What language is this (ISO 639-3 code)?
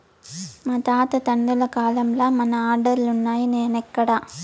tel